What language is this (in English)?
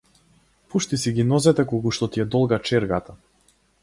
Macedonian